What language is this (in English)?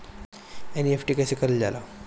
Bhojpuri